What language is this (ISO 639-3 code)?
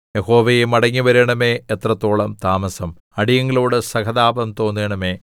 mal